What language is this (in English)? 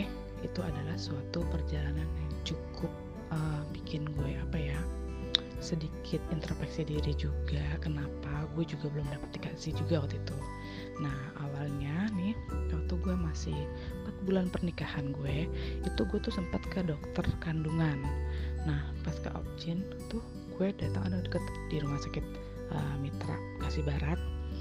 Indonesian